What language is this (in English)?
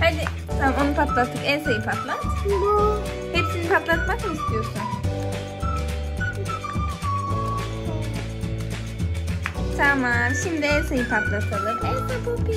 Turkish